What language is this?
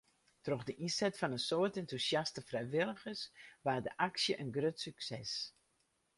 Western Frisian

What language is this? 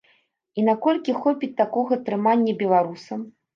Belarusian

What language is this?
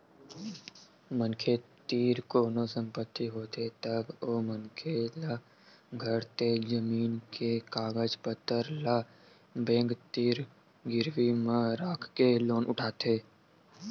Chhattisgarhi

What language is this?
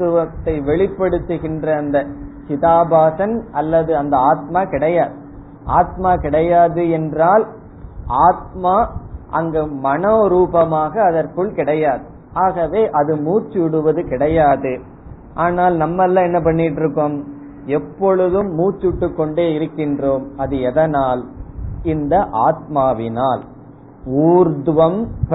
Tamil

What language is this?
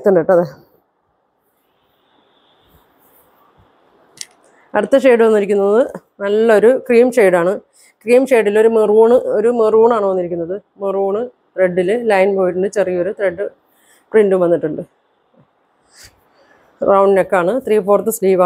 Arabic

